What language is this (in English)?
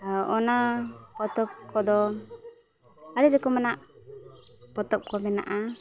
Santali